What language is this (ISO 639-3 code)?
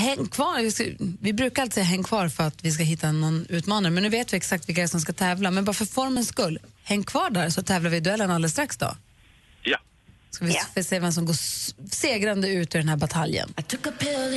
swe